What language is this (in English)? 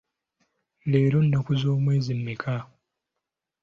Ganda